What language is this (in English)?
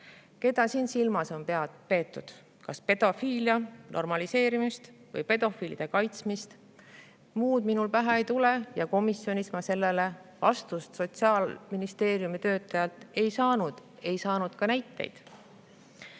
Estonian